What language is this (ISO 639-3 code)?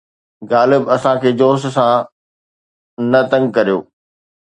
snd